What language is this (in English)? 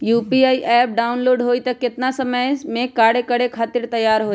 Magahi